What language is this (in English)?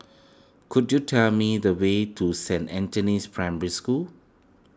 English